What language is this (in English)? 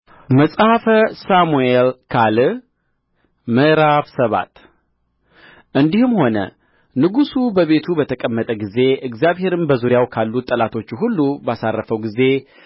Amharic